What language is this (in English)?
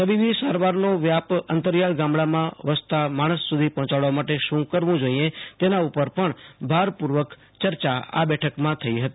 Gujarati